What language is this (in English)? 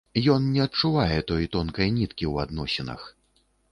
Belarusian